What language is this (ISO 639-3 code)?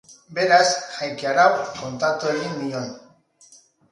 eus